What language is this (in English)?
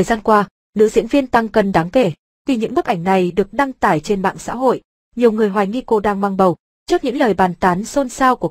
Vietnamese